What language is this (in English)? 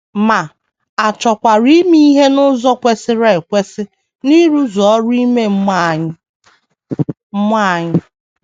Igbo